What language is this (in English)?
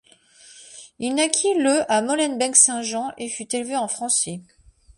French